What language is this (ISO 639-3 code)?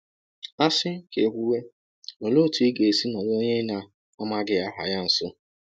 ibo